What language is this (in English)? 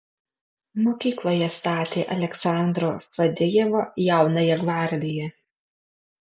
Lithuanian